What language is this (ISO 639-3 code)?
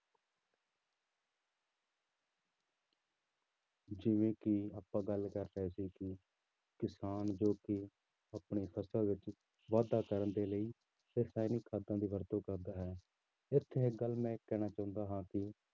pan